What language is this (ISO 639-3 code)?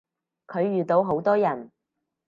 yue